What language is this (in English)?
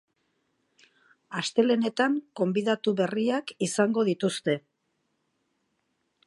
Basque